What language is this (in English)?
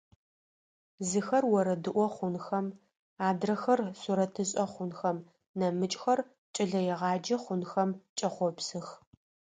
Adyghe